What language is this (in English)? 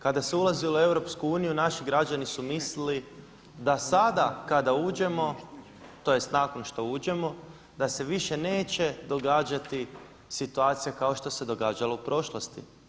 Croatian